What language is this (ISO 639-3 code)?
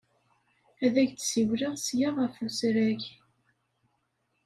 kab